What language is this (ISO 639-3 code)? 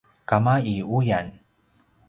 pwn